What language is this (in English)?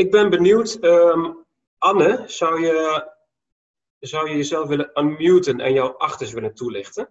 Dutch